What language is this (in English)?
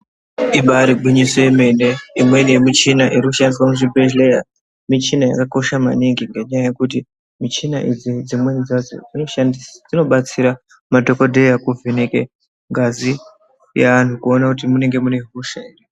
Ndau